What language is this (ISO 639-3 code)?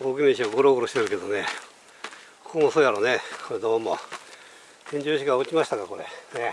jpn